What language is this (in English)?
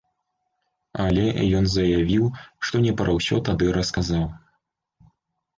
Belarusian